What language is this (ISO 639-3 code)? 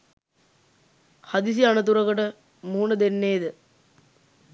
sin